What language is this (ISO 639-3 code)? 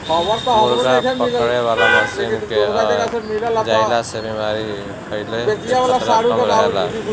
bho